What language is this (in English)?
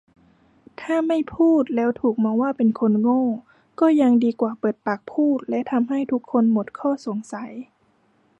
Thai